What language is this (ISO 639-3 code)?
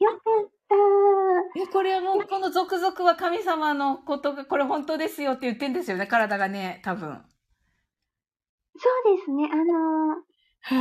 jpn